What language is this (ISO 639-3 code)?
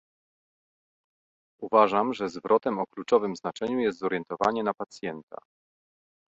pol